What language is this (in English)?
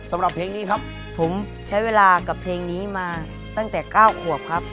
Thai